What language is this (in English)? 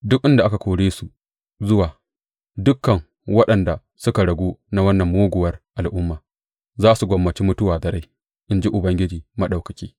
Hausa